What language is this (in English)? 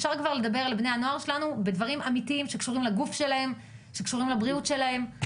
Hebrew